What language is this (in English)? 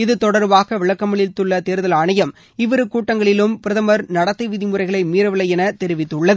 Tamil